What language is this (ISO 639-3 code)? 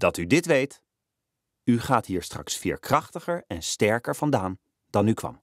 nld